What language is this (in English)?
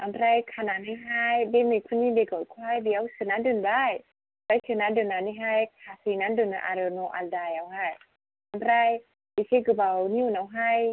Bodo